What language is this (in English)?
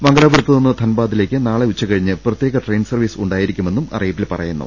Malayalam